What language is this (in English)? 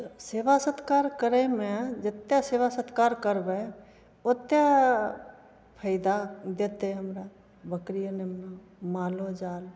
Maithili